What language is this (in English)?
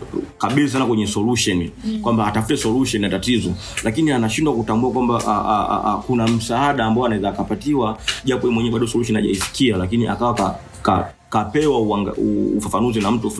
Swahili